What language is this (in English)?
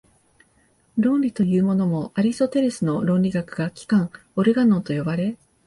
Japanese